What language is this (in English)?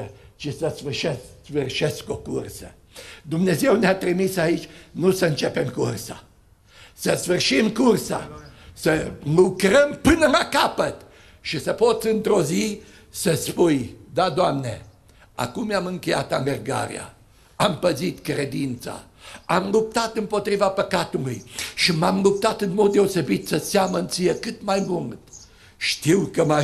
Romanian